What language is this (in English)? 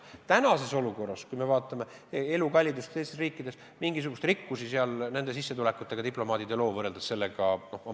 Estonian